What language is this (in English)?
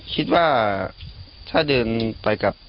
Thai